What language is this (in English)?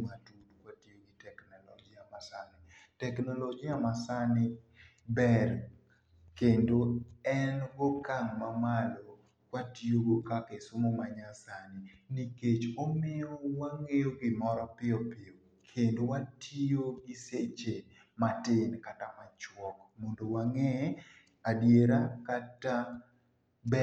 Luo (Kenya and Tanzania)